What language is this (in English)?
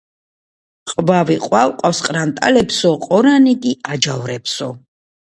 Georgian